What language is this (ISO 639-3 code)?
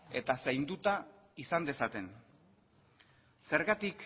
eus